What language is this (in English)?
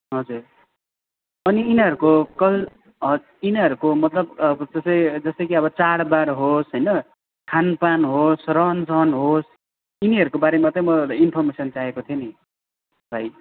Nepali